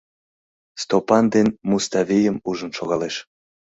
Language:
Mari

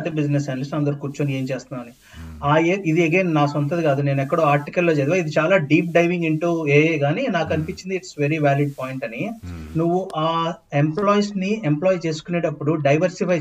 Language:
Telugu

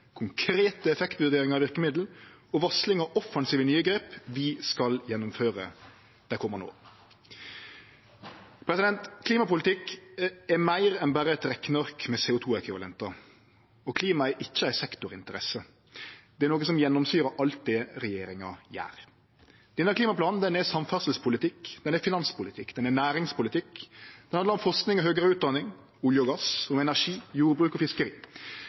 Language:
Norwegian Nynorsk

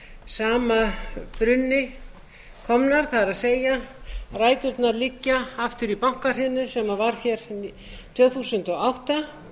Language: Icelandic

